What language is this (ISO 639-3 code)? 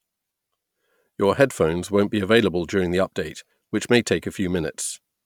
eng